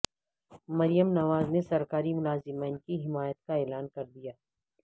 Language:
Urdu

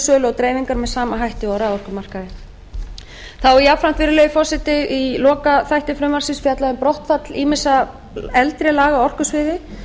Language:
Icelandic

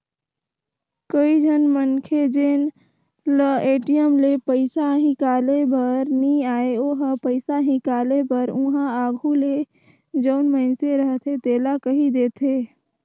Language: Chhattisgarhi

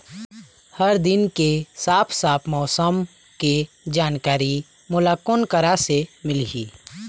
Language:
Chhattisgarhi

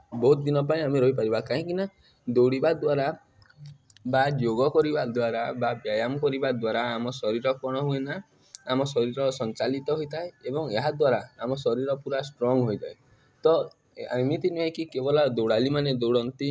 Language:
Odia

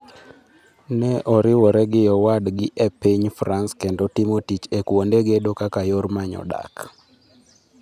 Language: Luo (Kenya and Tanzania)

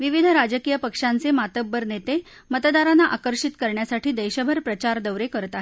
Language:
Marathi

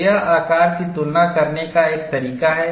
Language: Hindi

